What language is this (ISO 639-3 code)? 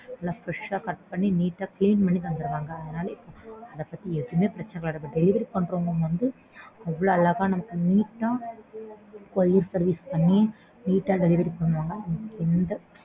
tam